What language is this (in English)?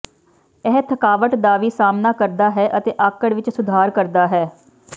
Punjabi